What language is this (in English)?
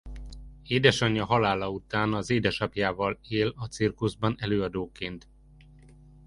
Hungarian